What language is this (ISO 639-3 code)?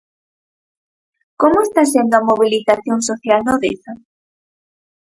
glg